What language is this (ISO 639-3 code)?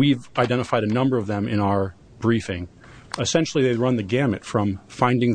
eng